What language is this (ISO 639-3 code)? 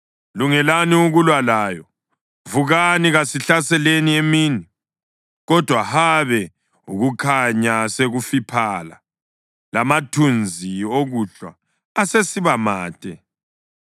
nde